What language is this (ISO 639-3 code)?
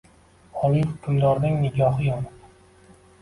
uzb